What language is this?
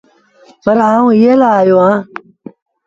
Sindhi Bhil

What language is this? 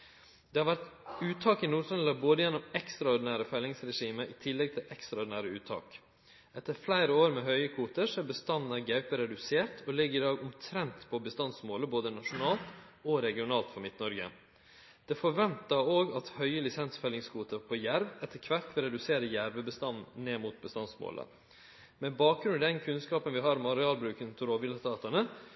Norwegian Nynorsk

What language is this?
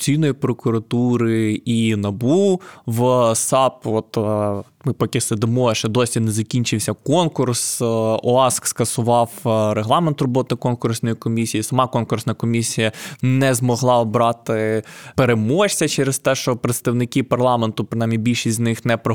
Ukrainian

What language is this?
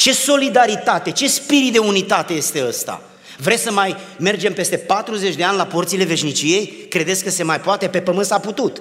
Romanian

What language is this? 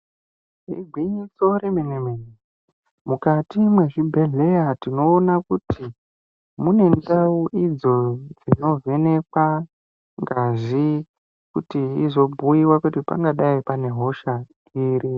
Ndau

